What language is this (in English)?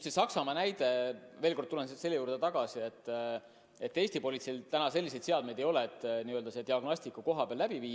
Estonian